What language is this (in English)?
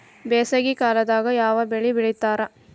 Kannada